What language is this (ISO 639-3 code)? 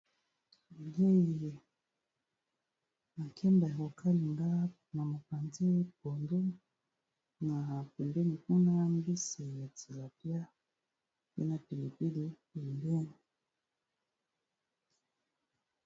lin